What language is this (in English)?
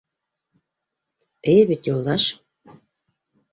Bashkir